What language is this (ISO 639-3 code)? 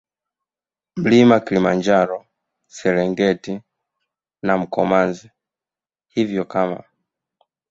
swa